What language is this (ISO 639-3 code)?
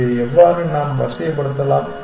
tam